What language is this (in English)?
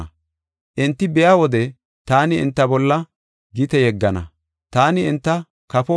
Gofa